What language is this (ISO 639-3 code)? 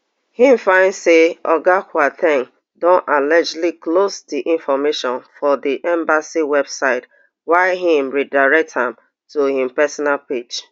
pcm